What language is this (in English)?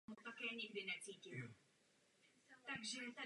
Czech